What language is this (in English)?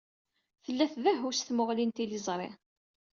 Kabyle